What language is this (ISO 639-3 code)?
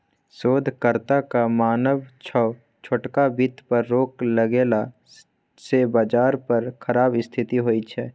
mai